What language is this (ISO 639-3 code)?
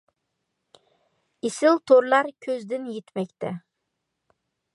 uig